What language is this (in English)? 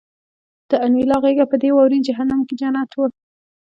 Pashto